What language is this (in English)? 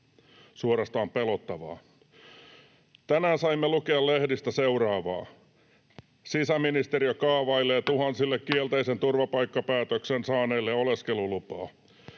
Finnish